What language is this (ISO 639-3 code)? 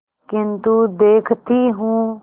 hin